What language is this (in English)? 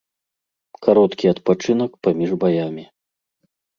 Belarusian